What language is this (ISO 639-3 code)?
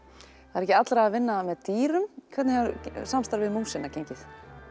isl